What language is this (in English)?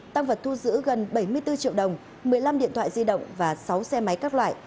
Vietnamese